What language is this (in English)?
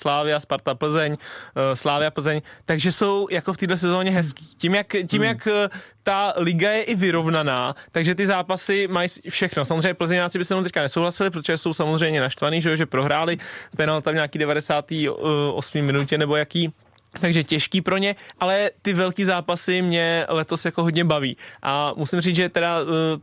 Czech